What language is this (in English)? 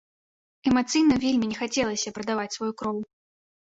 Belarusian